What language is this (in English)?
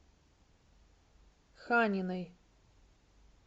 Russian